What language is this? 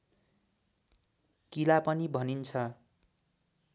Nepali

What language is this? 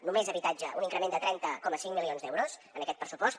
Catalan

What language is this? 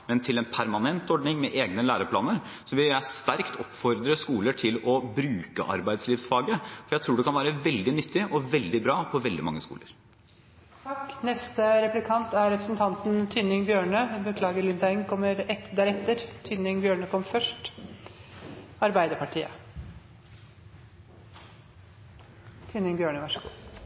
Norwegian Bokmål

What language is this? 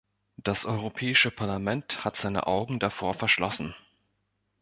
German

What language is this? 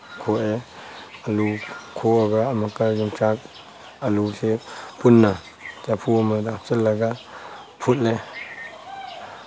Manipuri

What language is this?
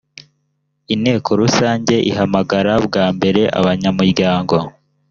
Kinyarwanda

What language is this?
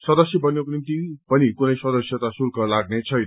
Nepali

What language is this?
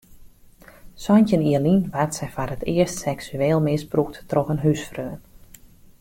Western Frisian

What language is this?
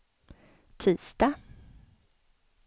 Swedish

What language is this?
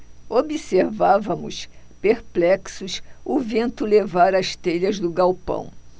Portuguese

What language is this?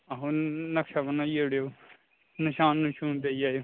Dogri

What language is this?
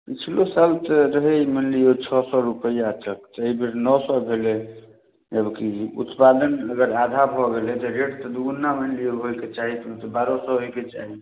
Maithili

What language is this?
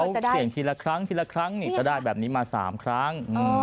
Thai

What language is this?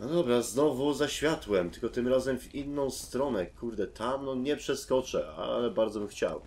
Polish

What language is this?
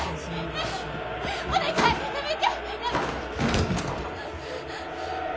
Japanese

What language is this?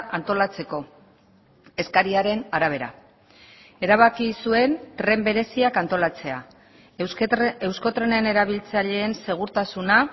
Basque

